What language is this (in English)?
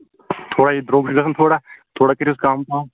Kashmiri